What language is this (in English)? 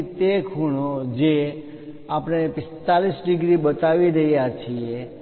Gujarati